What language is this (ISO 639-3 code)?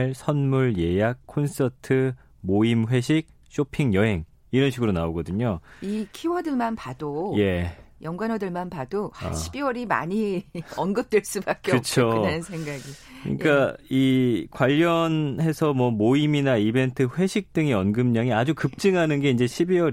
kor